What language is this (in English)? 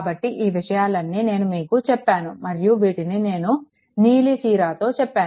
Telugu